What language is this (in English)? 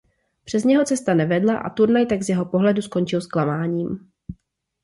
Czech